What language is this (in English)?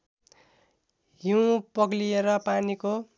Nepali